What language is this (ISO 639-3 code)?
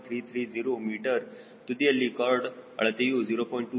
kan